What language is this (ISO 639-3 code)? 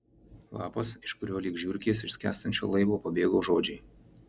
lit